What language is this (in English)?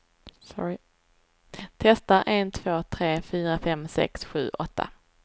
Swedish